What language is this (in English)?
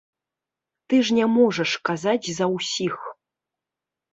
Belarusian